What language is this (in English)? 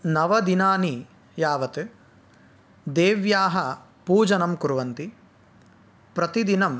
Sanskrit